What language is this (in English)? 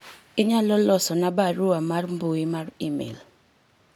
Luo (Kenya and Tanzania)